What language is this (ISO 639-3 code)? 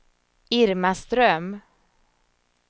swe